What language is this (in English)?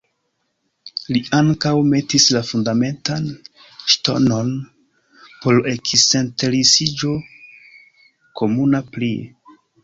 Esperanto